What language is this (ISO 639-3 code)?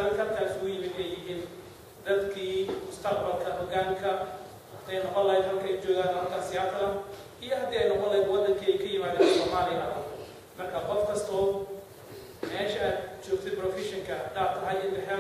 ara